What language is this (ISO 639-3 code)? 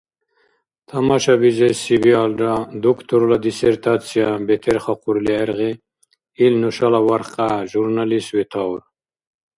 dar